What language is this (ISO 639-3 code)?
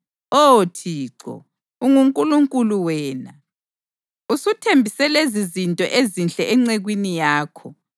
nde